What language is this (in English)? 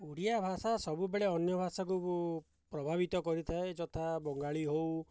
Odia